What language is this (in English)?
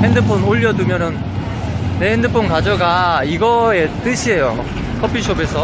Korean